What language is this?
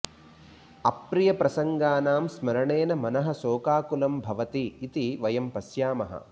Sanskrit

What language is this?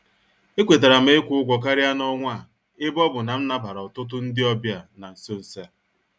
Igbo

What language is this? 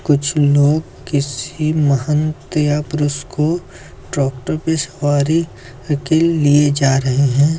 Hindi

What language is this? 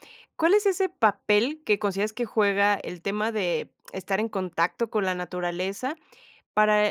Spanish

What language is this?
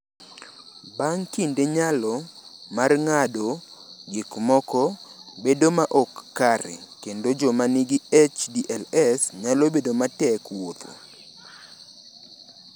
Luo (Kenya and Tanzania)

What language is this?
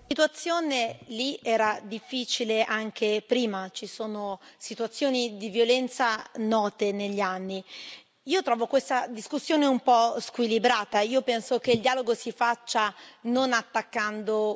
Italian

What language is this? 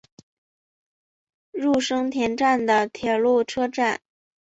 Chinese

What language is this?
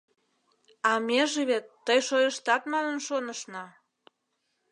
Mari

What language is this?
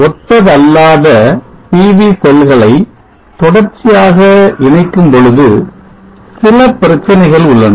Tamil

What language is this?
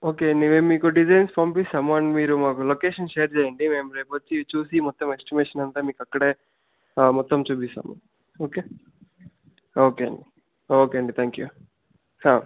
Telugu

